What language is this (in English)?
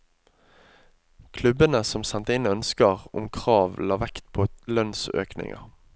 Norwegian